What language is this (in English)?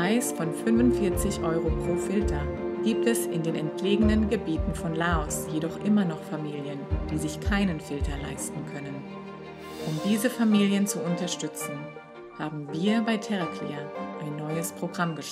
German